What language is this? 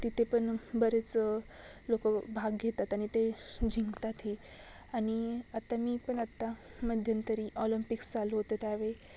Marathi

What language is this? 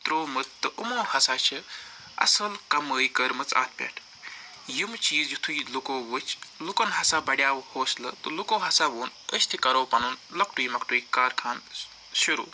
Kashmiri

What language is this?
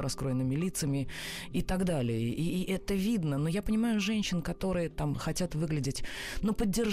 Russian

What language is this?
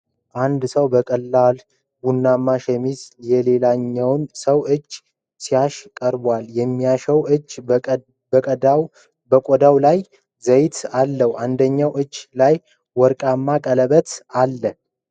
Amharic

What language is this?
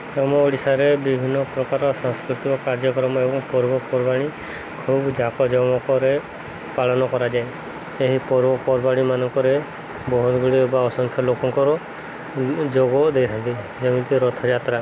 Odia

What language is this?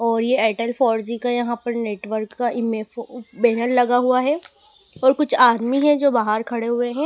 Hindi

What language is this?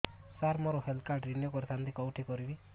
Odia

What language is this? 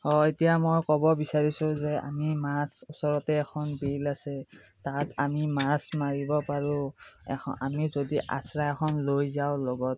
Assamese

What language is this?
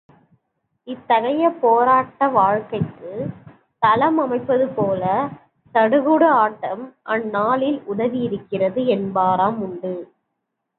Tamil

